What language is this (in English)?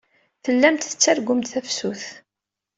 Kabyle